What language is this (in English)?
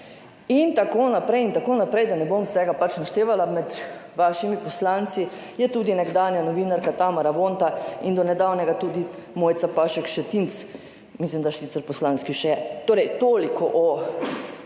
Slovenian